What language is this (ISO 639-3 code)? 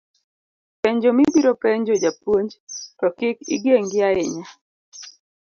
luo